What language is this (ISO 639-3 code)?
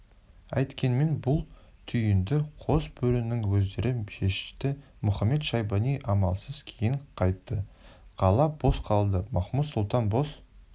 kaz